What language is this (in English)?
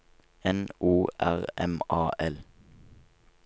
Norwegian